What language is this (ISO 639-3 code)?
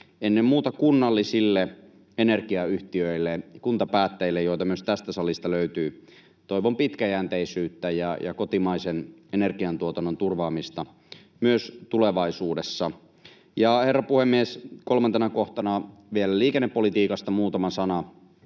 fin